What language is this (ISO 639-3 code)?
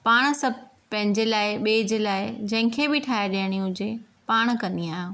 snd